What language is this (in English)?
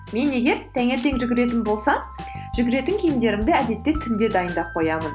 Kazakh